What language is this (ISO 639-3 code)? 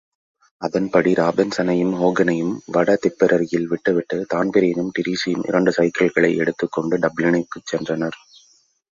tam